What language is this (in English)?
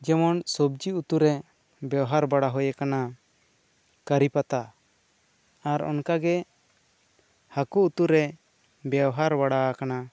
Santali